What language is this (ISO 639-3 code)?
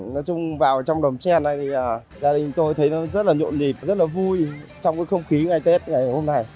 vie